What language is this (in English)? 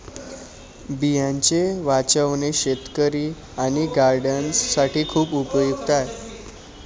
Marathi